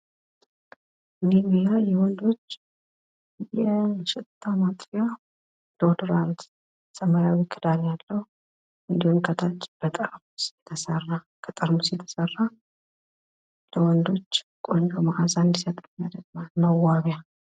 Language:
Amharic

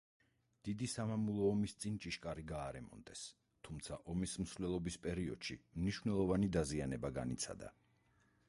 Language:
Georgian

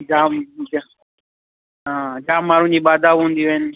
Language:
Sindhi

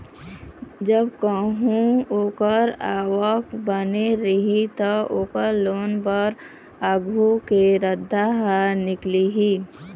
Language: Chhattisgarhi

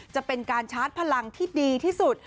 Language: Thai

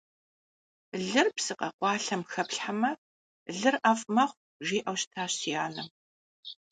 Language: Kabardian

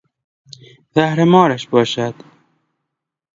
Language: Persian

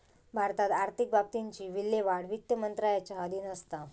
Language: Marathi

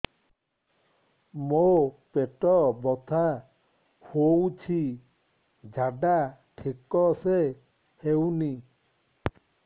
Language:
Odia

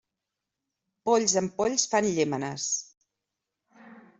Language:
Catalan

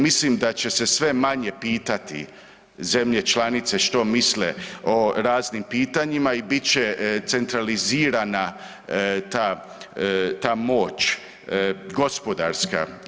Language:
Croatian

